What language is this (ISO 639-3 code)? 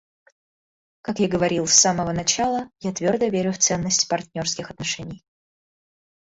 rus